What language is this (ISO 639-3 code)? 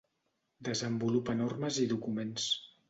cat